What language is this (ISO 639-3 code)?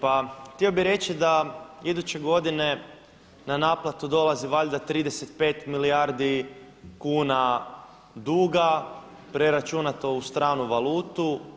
hrv